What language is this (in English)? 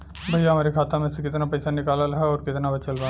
Bhojpuri